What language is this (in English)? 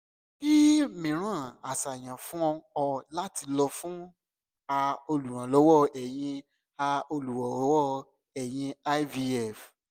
Yoruba